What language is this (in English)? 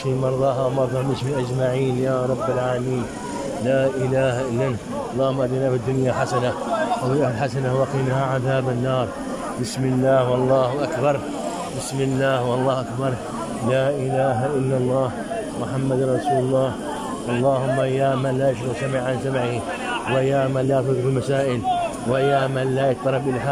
Arabic